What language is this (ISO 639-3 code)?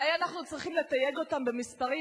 heb